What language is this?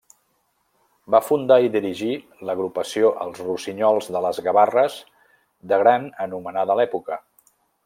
Catalan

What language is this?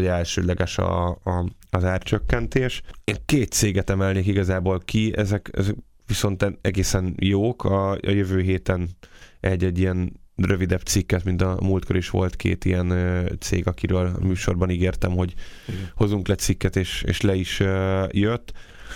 Hungarian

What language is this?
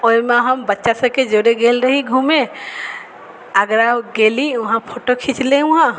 Maithili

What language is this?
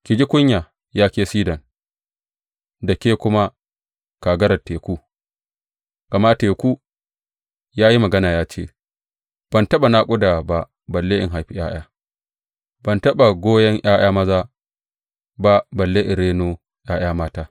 Hausa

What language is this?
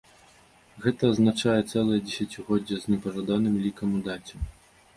Belarusian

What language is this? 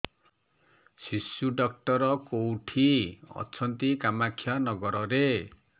Odia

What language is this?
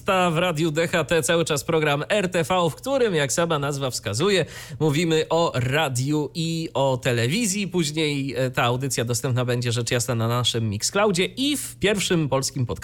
Polish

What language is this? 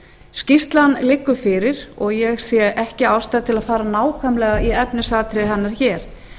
Icelandic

